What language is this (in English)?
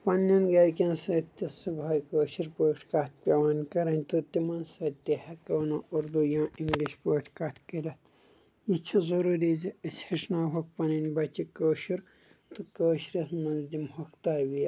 Kashmiri